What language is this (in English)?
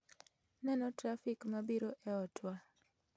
Luo (Kenya and Tanzania)